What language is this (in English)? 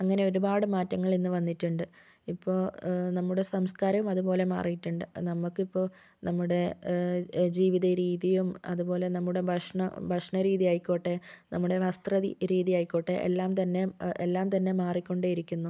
Malayalam